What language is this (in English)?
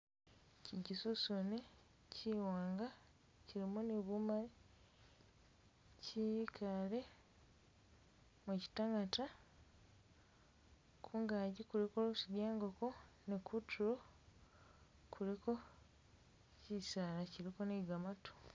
Masaaba